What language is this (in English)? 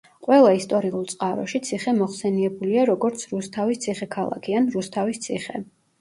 Georgian